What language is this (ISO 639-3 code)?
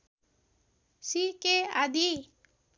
nep